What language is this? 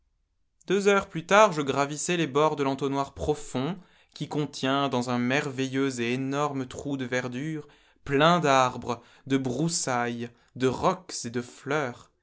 French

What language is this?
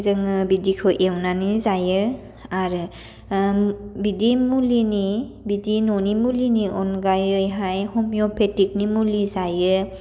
Bodo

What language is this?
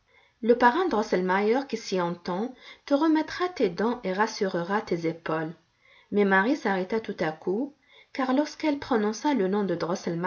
French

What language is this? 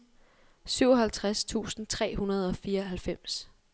Danish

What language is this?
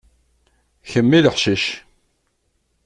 Kabyle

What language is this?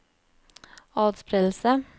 Norwegian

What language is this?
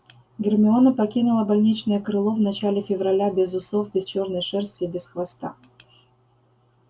Russian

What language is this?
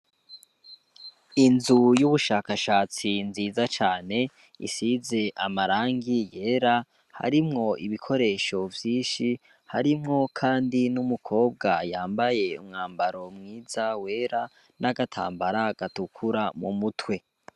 Rundi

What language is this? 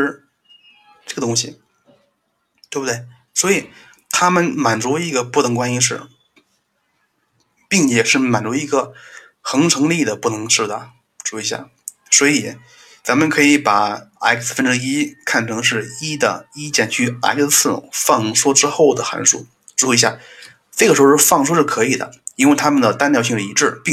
Chinese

